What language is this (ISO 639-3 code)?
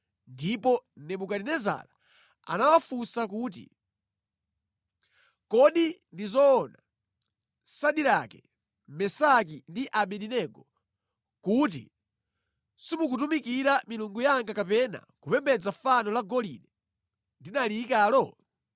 nya